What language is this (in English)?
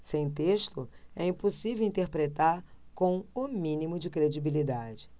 Portuguese